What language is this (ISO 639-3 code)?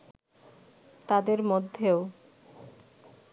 ben